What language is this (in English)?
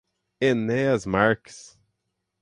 Portuguese